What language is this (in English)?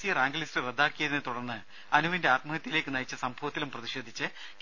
Malayalam